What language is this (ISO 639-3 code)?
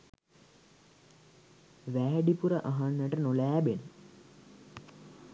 sin